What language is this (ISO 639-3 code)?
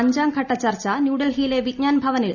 mal